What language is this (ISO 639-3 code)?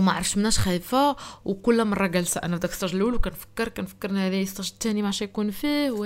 ara